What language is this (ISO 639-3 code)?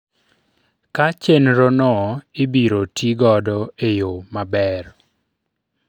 luo